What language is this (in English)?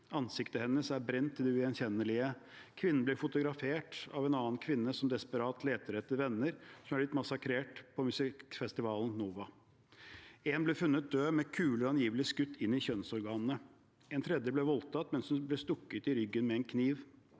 Norwegian